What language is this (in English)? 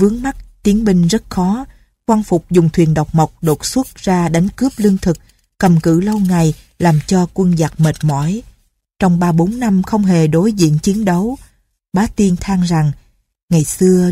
Vietnamese